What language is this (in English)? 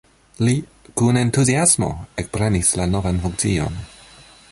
Esperanto